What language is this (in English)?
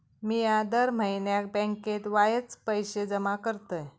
Marathi